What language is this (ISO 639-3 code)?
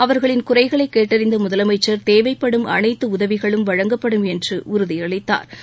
tam